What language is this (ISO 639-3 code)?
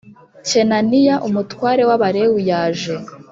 kin